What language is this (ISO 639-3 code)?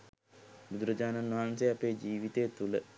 sin